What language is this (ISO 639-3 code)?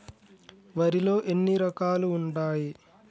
tel